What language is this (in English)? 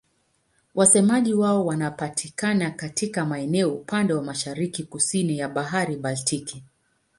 Swahili